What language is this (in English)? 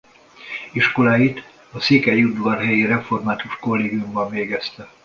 Hungarian